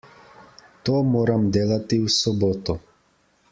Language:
Slovenian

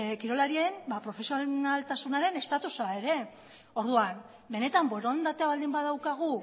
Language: Basque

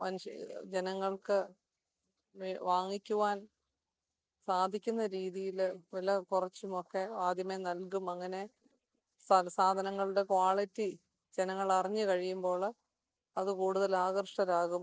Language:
Malayalam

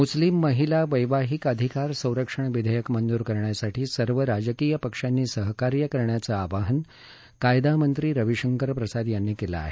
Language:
Marathi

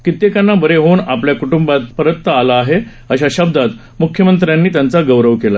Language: Marathi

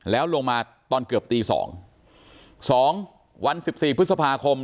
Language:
Thai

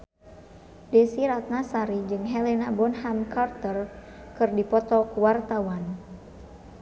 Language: Sundanese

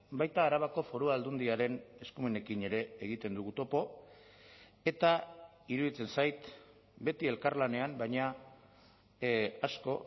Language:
Basque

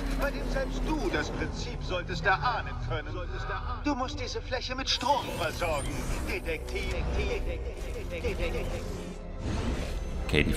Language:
German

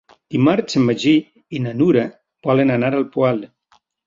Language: Catalan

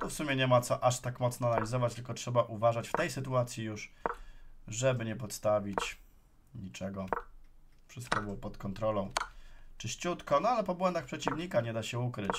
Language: Polish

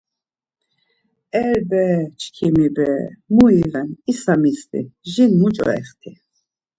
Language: Laz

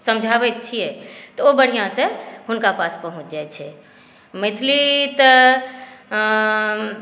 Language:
Maithili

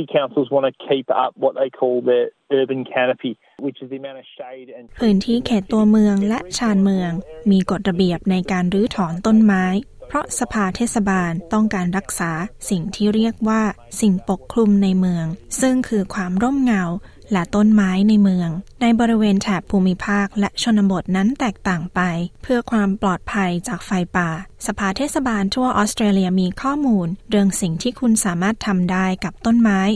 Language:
Thai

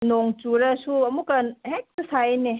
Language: Manipuri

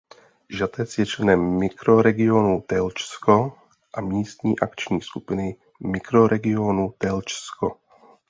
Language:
Czech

